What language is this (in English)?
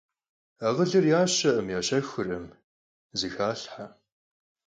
Kabardian